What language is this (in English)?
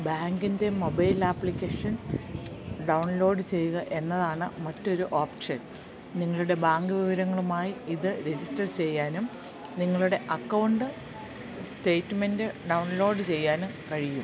Malayalam